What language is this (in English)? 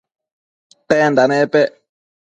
Matsés